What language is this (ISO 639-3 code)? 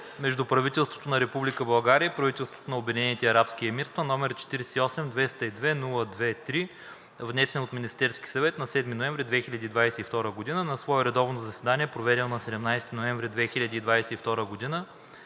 bul